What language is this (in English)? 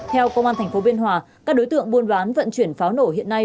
Vietnamese